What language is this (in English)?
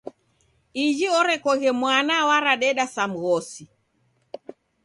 Taita